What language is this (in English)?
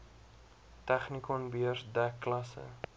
Afrikaans